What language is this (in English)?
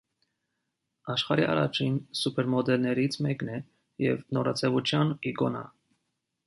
Armenian